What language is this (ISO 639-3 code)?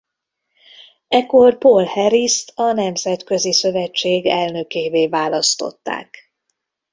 hun